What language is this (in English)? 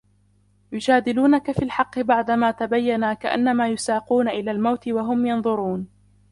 Arabic